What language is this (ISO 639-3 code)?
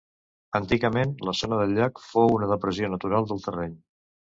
cat